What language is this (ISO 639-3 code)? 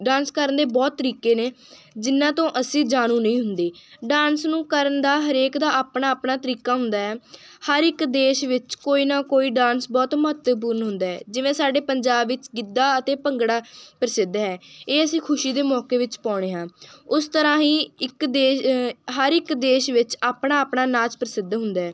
pan